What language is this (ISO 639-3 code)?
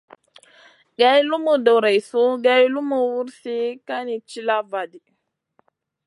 mcn